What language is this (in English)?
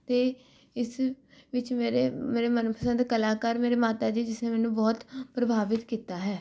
Punjabi